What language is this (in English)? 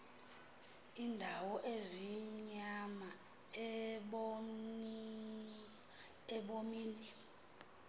Xhosa